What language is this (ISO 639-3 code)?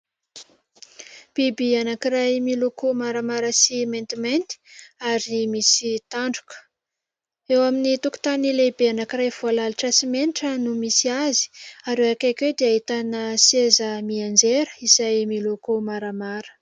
mlg